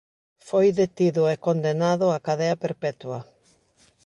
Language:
Galician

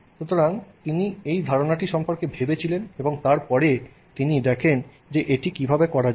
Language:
Bangla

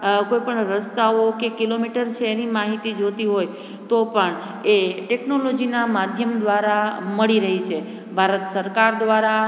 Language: Gujarati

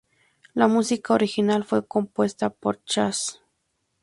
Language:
Spanish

